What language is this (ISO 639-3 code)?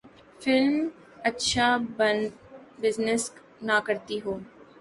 urd